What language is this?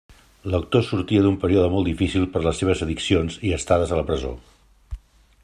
Catalan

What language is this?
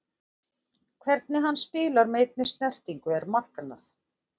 Icelandic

